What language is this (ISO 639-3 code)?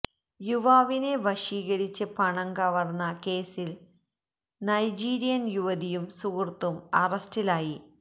mal